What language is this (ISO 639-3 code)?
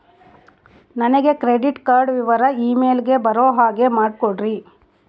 kan